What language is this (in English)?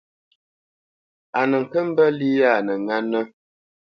Bamenyam